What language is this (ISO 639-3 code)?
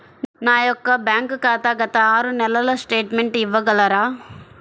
tel